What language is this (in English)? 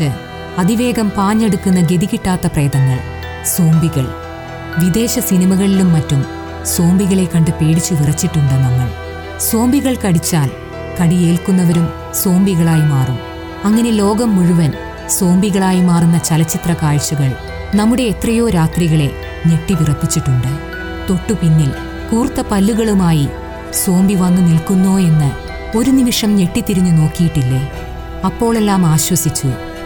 Malayalam